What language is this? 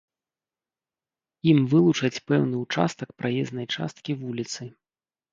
Belarusian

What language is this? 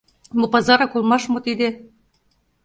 Mari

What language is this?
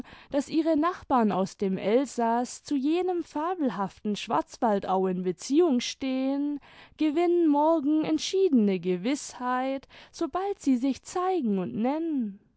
German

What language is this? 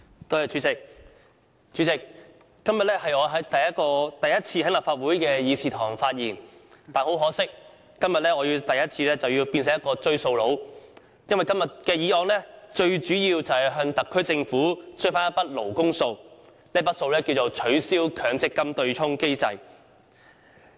Cantonese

